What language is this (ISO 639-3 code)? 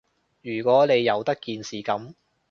yue